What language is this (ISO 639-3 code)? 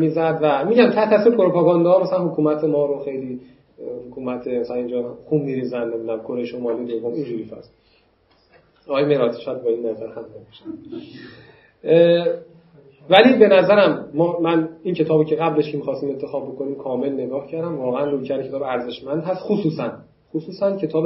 fas